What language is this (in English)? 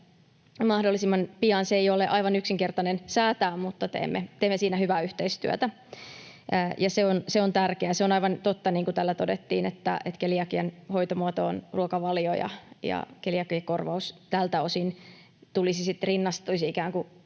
Finnish